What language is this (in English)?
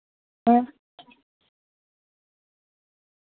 Dogri